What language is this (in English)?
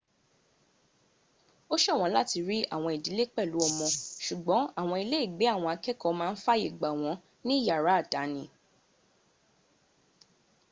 Yoruba